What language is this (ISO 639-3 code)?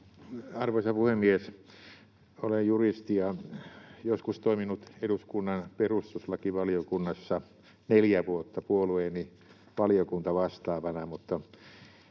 fin